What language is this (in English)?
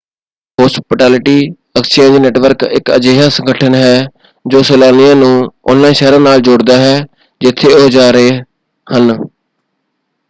Punjabi